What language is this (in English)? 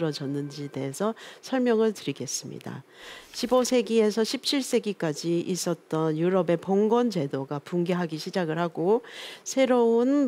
Korean